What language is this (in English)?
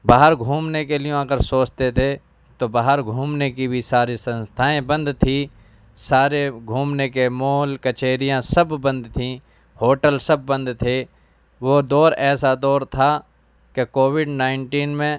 Urdu